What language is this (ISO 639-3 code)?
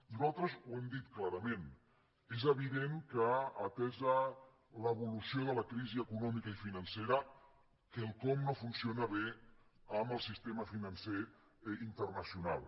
cat